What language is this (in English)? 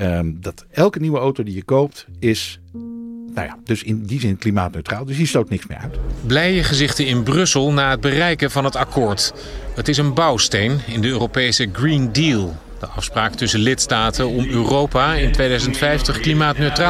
Dutch